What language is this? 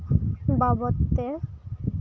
Santali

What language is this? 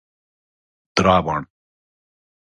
Pashto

